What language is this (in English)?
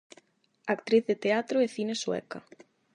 Galician